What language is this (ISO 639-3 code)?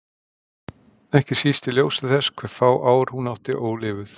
isl